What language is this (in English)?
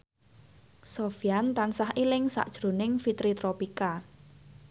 Javanese